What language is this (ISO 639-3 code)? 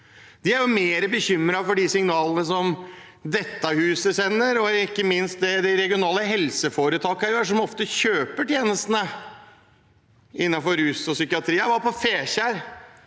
nor